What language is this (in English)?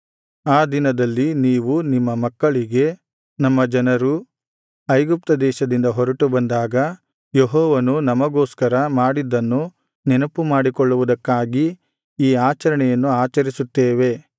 Kannada